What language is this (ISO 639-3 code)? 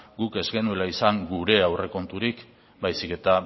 eus